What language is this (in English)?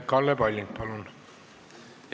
Estonian